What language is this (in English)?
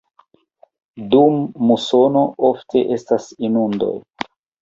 Esperanto